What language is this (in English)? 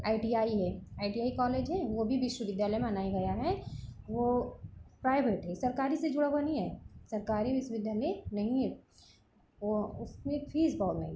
Hindi